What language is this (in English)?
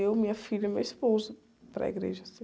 Portuguese